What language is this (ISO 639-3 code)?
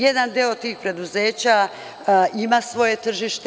srp